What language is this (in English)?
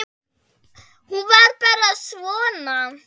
Icelandic